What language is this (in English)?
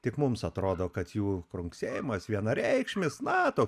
Lithuanian